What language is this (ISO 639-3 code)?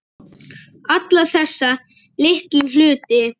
isl